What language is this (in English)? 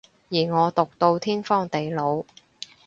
Cantonese